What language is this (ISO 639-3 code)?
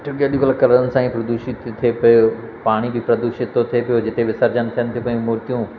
snd